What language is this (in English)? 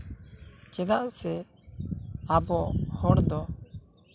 Santali